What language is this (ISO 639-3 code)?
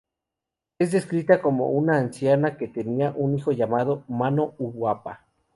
spa